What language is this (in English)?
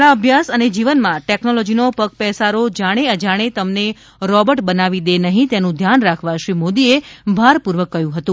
Gujarati